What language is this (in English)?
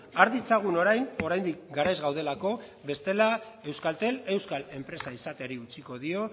Basque